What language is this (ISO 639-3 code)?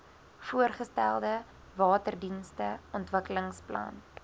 afr